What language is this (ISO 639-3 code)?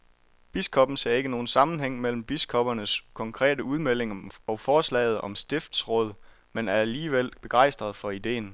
dan